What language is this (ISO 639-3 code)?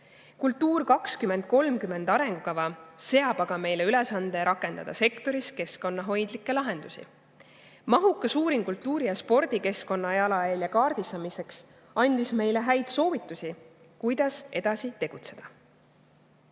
est